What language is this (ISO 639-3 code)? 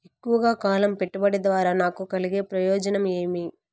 tel